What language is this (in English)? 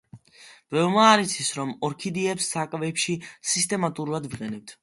Georgian